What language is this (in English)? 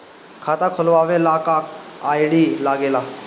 Bhojpuri